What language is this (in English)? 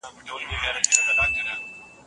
Pashto